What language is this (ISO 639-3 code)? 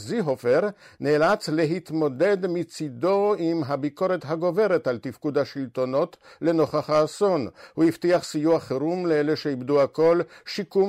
heb